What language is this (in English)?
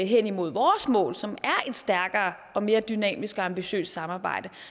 Danish